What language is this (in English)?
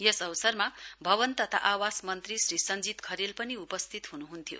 Nepali